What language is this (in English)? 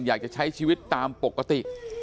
Thai